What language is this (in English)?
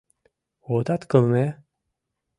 Mari